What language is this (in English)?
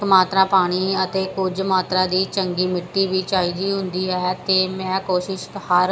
Punjabi